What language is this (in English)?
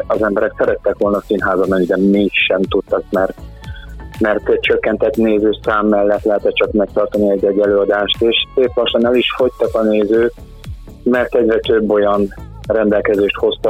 Hungarian